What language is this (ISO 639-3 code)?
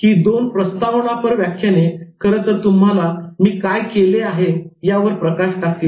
mar